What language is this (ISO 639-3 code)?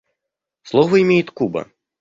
rus